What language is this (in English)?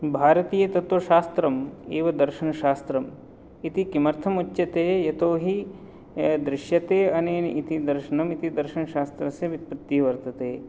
Sanskrit